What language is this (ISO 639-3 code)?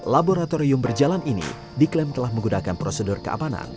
ind